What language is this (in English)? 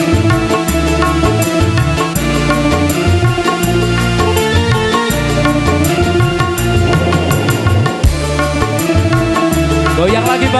Indonesian